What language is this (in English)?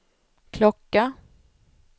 Swedish